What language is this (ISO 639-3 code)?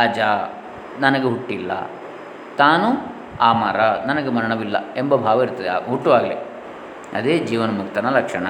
kan